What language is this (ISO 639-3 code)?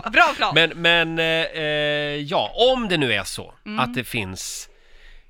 swe